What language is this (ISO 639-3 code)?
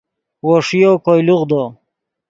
ydg